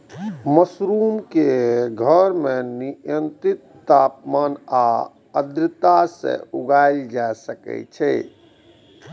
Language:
Maithili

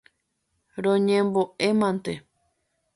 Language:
Guarani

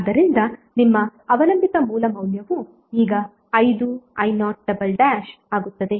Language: Kannada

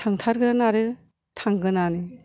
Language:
Bodo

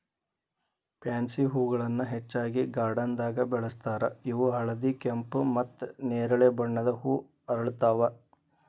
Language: Kannada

